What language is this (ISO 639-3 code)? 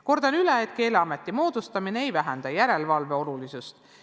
est